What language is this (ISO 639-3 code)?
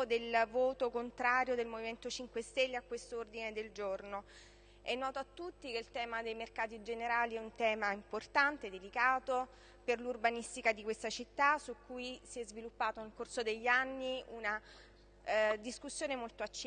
ita